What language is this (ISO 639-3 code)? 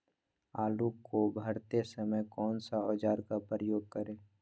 mag